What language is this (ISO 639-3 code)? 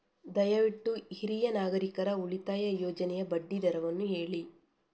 kan